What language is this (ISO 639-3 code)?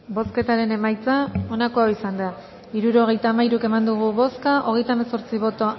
eus